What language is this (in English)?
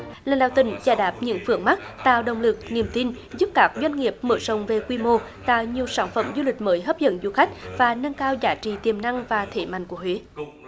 Vietnamese